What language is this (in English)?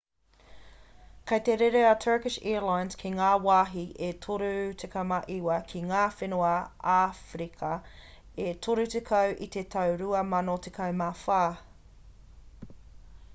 Māori